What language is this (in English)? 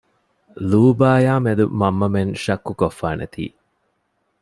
Divehi